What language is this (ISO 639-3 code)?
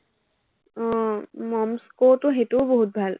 asm